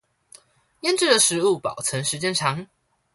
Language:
Chinese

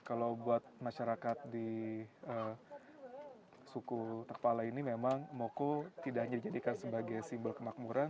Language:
Indonesian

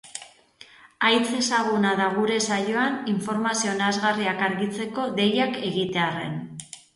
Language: Basque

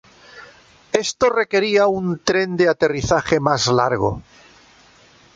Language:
Spanish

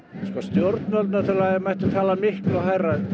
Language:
Icelandic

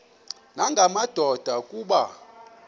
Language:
Xhosa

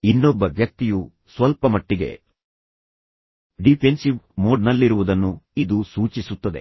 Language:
Kannada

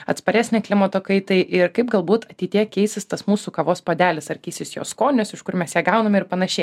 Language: Lithuanian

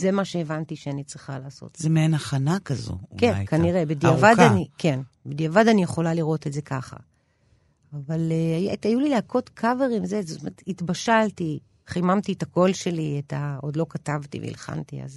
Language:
Hebrew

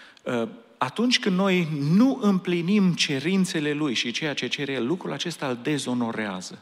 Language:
Romanian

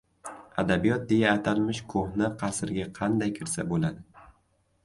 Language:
Uzbek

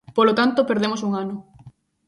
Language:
Galician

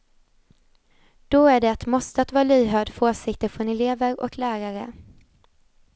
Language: Swedish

